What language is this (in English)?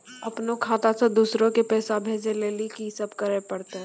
Maithili